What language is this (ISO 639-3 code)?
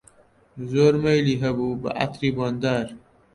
ckb